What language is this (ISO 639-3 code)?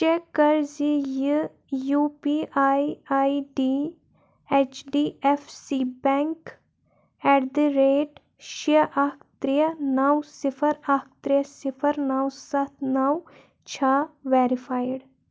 kas